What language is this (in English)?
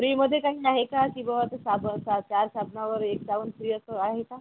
Marathi